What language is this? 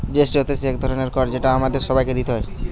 Bangla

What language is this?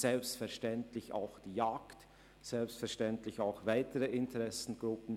Swiss German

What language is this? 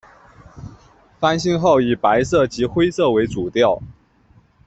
Chinese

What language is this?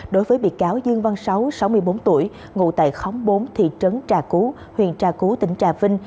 Vietnamese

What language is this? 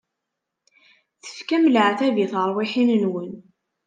Kabyle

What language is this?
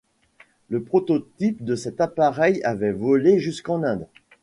French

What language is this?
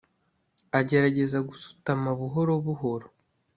Kinyarwanda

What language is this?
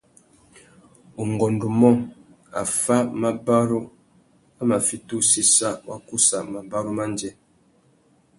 Tuki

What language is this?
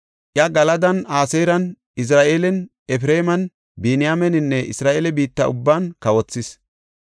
Gofa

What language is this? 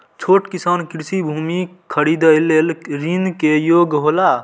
Maithili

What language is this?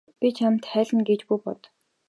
Mongolian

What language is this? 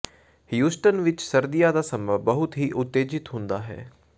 Punjabi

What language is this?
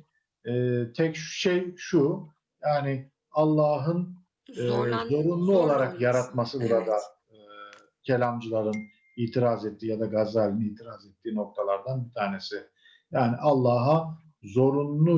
Turkish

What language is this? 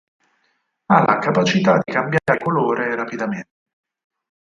Italian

